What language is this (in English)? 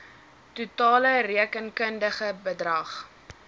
Afrikaans